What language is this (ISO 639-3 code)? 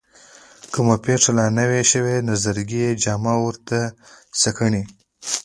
pus